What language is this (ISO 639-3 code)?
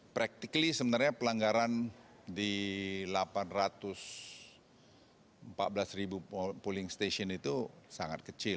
ind